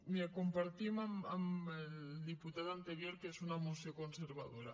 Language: Catalan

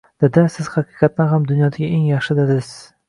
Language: Uzbek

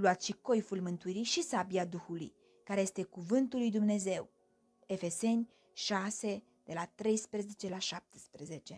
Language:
Romanian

